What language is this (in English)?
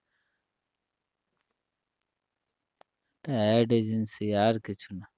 Bangla